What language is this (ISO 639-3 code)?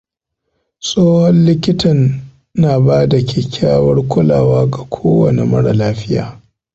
hau